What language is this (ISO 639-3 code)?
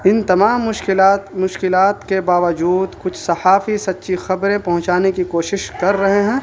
urd